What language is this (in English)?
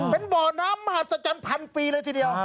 Thai